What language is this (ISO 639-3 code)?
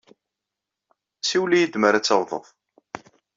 kab